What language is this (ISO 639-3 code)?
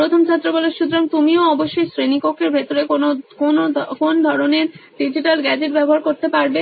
ben